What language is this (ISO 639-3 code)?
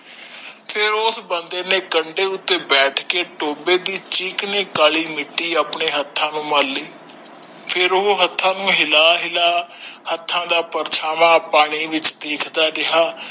pan